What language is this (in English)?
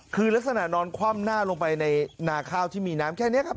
Thai